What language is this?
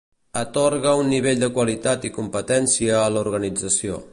Catalan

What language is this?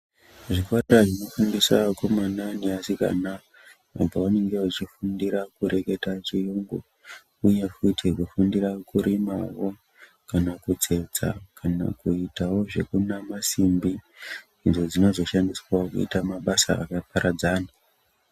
Ndau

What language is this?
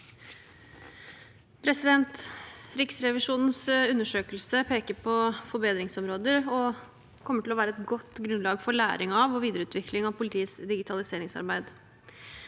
Norwegian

